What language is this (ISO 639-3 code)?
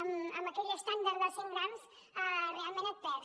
cat